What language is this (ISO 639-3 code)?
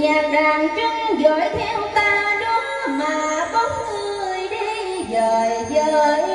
vie